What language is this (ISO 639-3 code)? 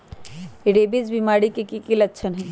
mag